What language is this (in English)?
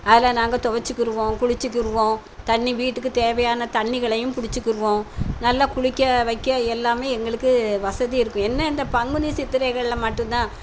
Tamil